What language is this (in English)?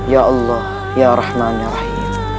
Indonesian